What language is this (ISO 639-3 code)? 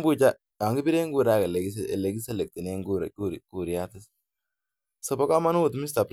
kln